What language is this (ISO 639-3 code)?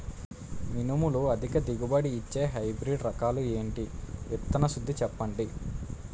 tel